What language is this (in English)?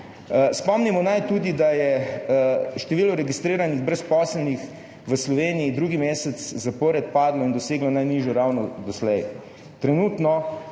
Slovenian